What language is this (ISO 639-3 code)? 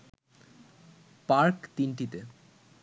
ben